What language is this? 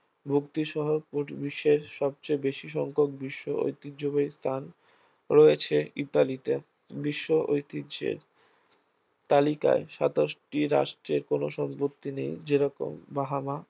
Bangla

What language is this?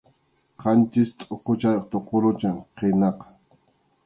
Arequipa-La Unión Quechua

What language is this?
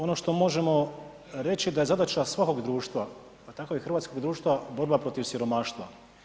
Croatian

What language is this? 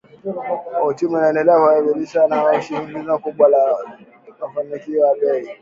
Swahili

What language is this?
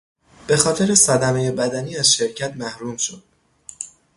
Persian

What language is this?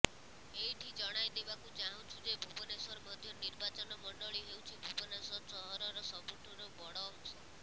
Odia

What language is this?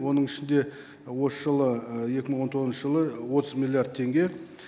Kazakh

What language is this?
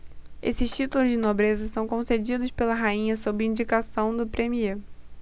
Portuguese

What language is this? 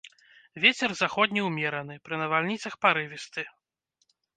Belarusian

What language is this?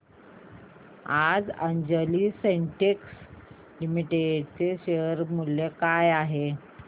Marathi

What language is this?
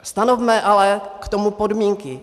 Czech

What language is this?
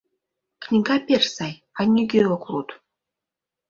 Mari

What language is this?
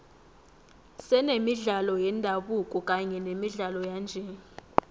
South Ndebele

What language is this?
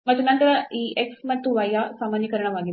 Kannada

